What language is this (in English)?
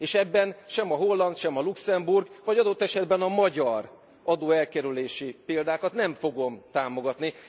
Hungarian